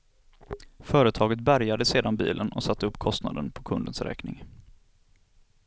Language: Swedish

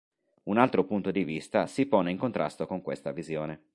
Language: Italian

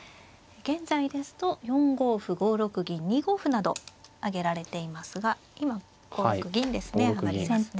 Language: Japanese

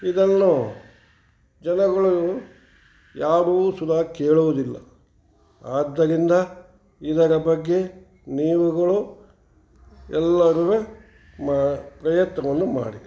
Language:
Kannada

